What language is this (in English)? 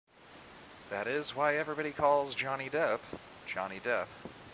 English